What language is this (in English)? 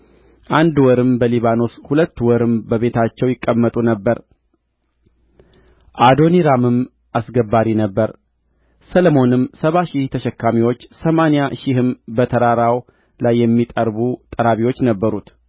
Amharic